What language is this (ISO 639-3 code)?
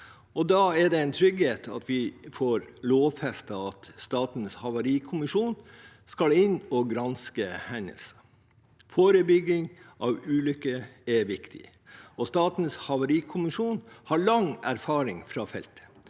nor